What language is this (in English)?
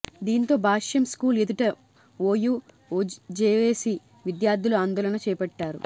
Telugu